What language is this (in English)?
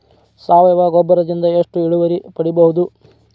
Kannada